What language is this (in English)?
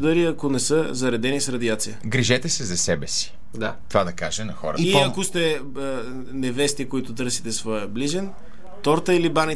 Bulgarian